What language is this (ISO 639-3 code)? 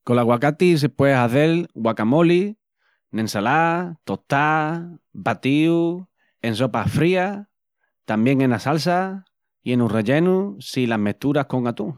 ext